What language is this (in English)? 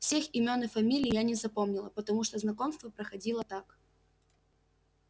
Russian